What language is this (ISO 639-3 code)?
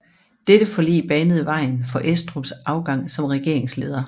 dan